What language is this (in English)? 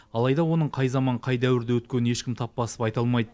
Kazakh